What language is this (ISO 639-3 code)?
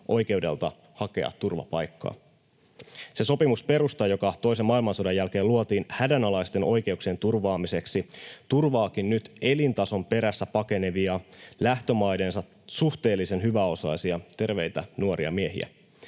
fin